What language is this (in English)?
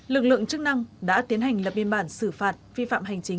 Vietnamese